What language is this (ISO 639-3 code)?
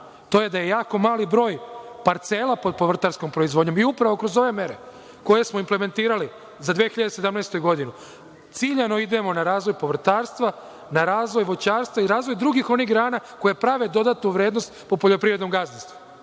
srp